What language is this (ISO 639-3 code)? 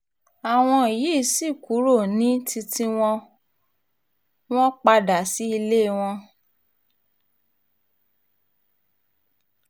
yor